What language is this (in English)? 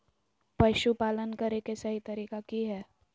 Magahi